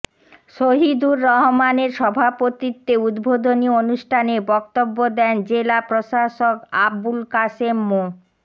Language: Bangla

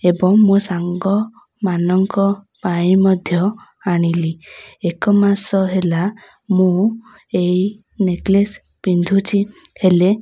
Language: Odia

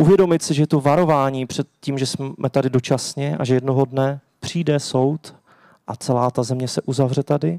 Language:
Czech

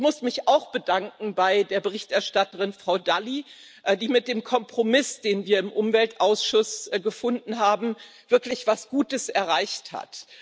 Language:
German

